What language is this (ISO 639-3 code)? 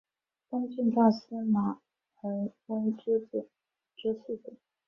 zho